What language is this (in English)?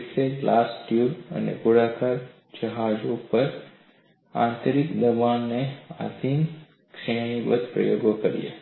Gujarati